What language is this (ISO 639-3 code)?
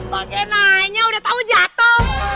ind